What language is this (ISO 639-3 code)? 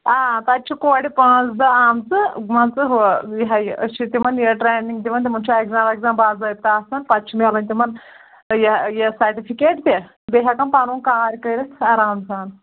kas